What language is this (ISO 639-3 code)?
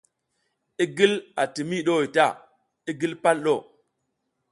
giz